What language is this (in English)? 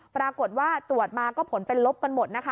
Thai